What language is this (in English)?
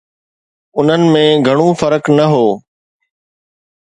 Sindhi